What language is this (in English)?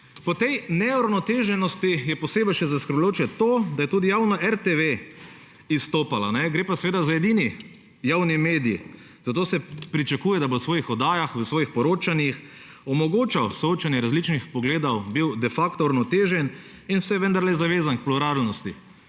Slovenian